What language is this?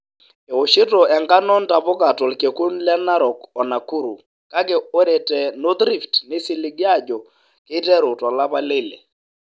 Masai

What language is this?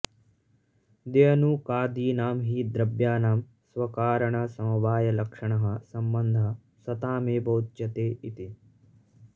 Sanskrit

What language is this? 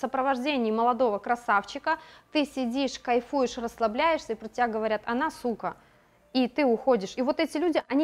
Russian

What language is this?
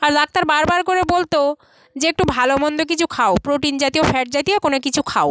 Bangla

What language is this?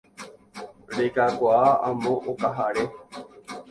Guarani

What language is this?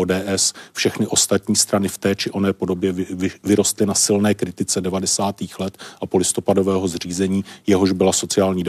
Czech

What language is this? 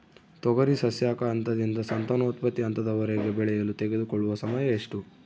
Kannada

